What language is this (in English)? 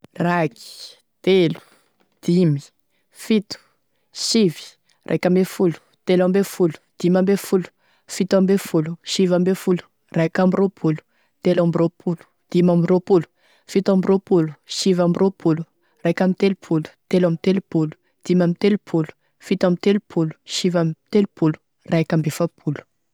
Tesaka Malagasy